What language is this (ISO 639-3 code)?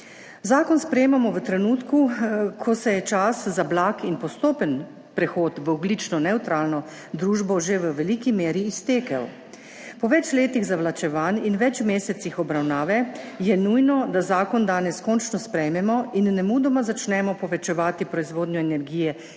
slv